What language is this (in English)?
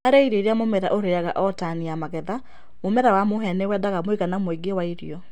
Kikuyu